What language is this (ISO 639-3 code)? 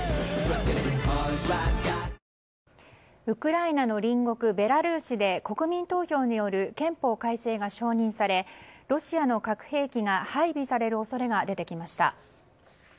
jpn